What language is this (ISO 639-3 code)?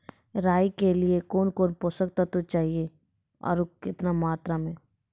mai